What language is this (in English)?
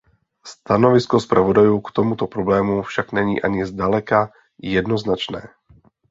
Czech